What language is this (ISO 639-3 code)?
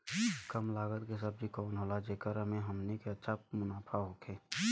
bho